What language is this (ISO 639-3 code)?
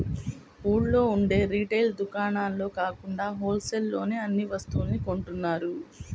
tel